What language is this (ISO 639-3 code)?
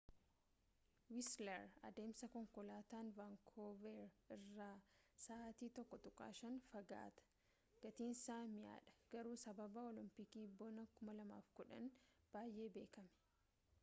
orm